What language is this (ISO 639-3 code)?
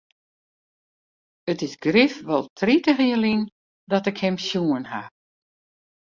fry